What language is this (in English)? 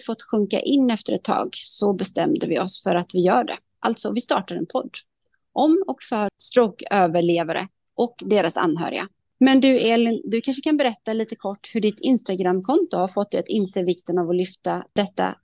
Swedish